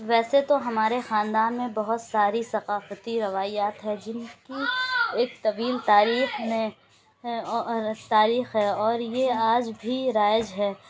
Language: Urdu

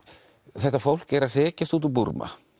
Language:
Icelandic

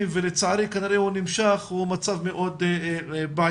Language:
Hebrew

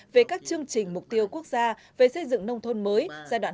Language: Vietnamese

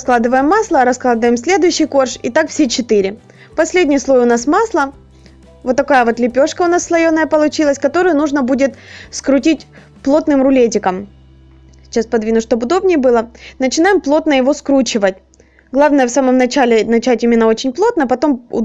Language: Russian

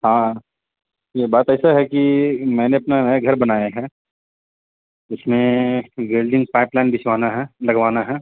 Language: Urdu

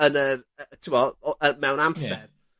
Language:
Welsh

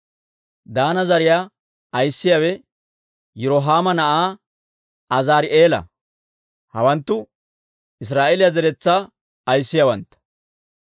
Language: Dawro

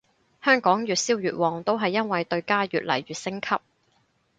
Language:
Cantonese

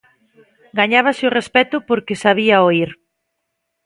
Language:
Galician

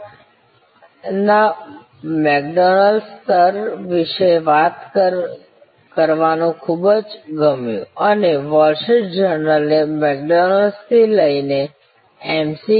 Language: Gujarati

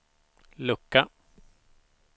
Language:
Swedish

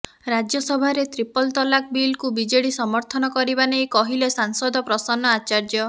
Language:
Odia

